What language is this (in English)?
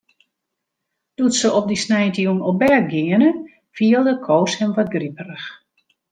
Western Frisian